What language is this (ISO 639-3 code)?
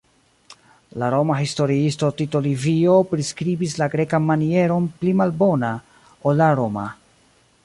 epo